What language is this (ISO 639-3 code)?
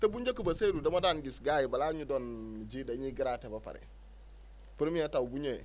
wol